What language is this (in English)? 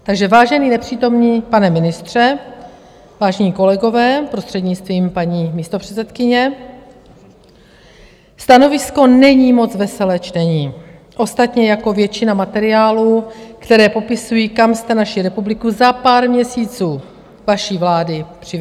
Czech